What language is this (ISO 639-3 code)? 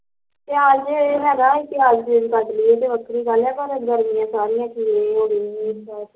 pan